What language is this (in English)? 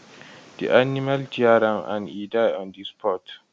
Nigerian Pidgin